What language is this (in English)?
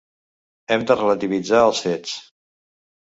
Catalan